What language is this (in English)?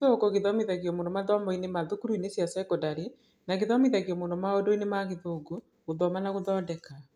Kikuyu